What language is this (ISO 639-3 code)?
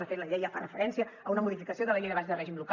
cat